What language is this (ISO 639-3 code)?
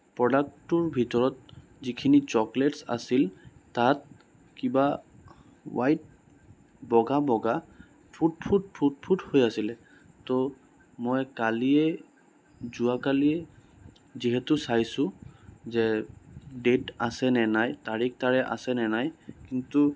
asm